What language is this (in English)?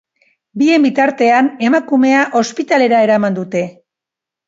Basque